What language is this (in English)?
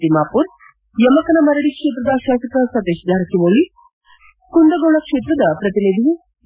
Kannada